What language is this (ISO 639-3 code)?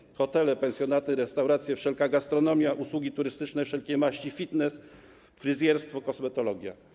pol